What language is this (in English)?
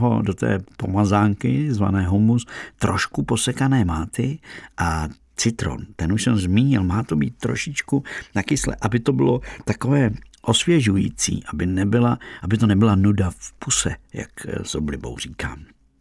Czech